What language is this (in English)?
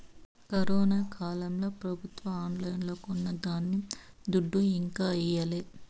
Telugu